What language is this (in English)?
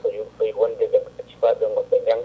Fula